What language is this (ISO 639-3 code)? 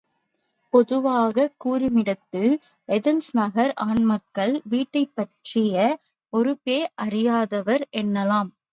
tam